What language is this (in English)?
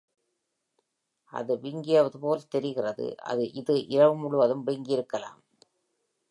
Tamil